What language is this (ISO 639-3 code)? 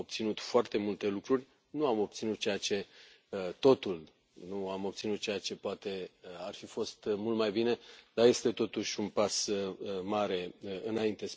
ron